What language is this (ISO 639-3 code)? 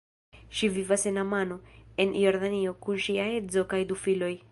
epo